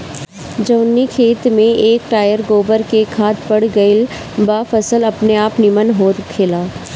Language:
Bhojpuri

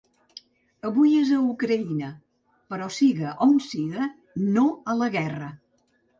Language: Catalan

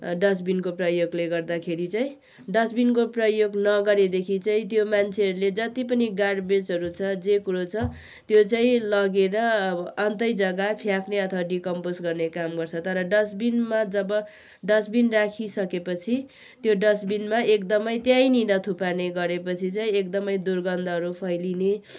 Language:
Nepali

